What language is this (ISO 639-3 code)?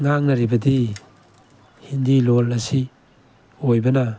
mni